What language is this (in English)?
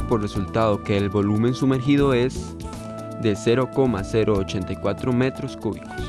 Spanish